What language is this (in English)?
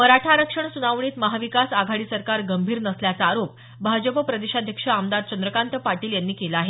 Marathi